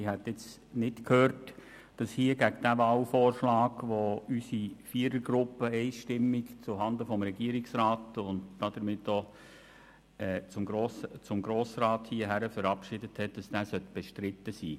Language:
Swiss German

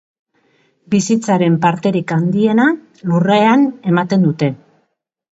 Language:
Basque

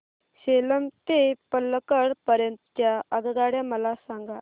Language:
Marathi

